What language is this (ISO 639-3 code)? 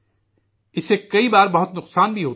urd